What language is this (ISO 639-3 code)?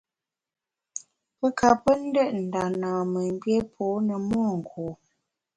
bax